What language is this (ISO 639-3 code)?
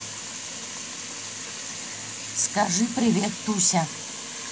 rus